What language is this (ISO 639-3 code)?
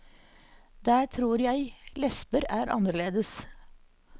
nor